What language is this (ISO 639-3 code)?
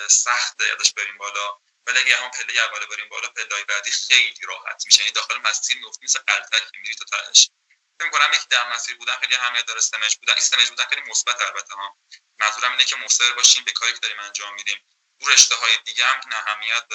fas